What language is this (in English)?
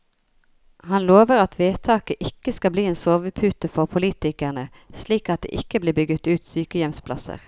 Norwegian